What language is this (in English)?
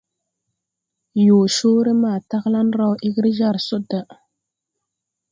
Tupuri